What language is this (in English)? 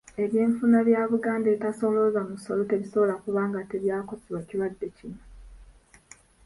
Ganda